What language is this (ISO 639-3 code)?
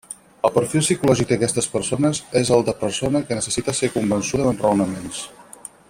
cat